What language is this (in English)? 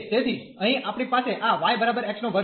Gujarati